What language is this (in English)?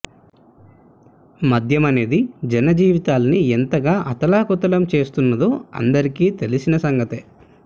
Telugu